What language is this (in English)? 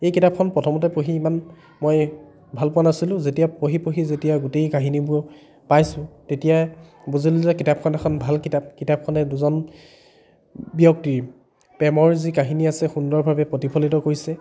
Assamese